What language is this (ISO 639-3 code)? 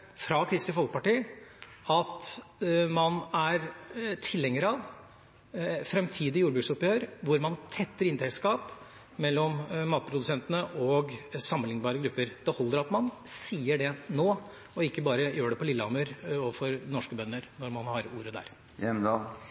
nob